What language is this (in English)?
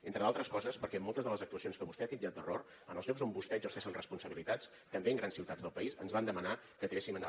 Catalan